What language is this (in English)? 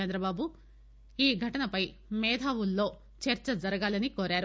Telugu